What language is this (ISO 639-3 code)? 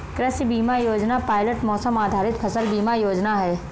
hin